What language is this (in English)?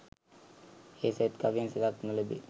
Sinhala